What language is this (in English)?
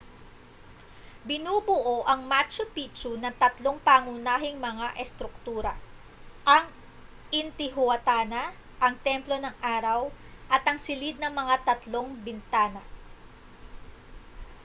Filipino